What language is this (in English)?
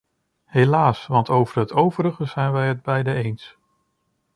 Dutch